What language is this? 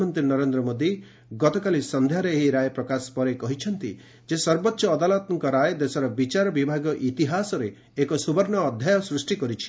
Odia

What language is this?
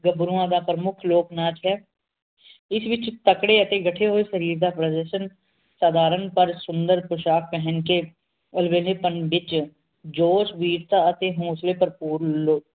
Punjabi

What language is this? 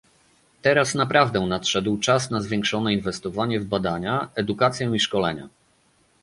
Polish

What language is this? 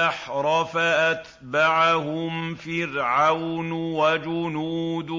Arabic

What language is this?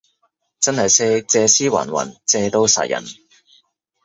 Cantonese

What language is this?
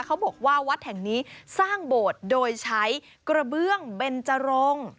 Thai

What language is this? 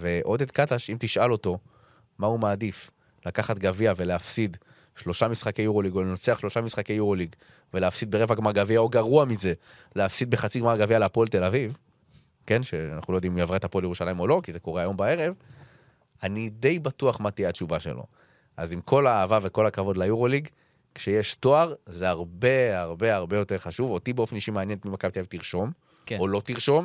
Hebrew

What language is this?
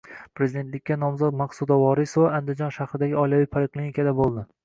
Uzbek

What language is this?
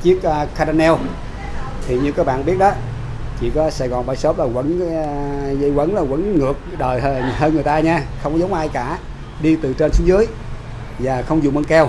Vietnamese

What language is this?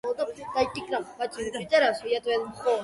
Georgian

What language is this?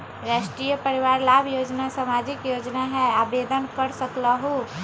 Magahi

